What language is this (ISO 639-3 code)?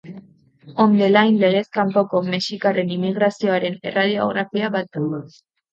eus